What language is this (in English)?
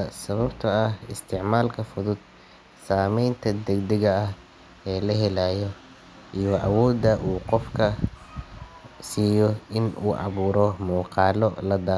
Somali